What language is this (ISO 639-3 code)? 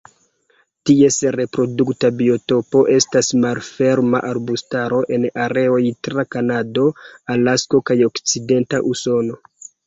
epo